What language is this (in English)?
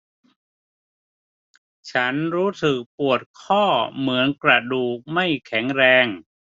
Thai